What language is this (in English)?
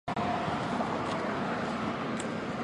Chinese